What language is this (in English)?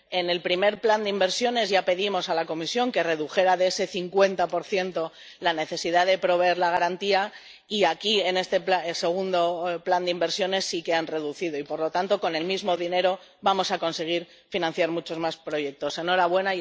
Spanish